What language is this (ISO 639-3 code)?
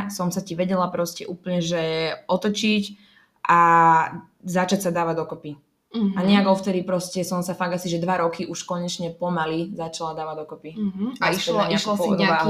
slk